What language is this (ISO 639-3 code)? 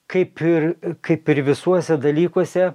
lit